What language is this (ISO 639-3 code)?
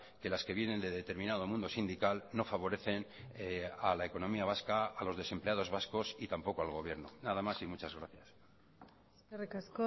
spa